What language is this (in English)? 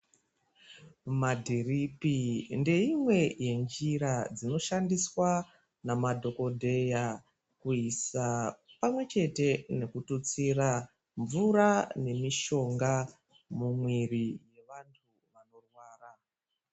Ndau